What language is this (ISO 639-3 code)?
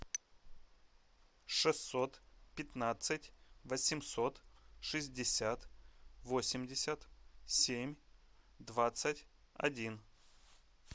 rus